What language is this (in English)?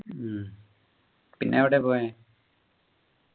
Malayalam